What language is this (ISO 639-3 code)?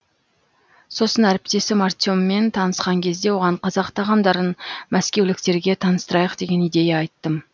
kaz